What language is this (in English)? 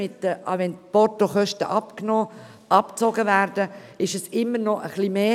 Swiss German